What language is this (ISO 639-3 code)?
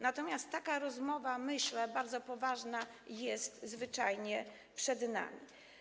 pol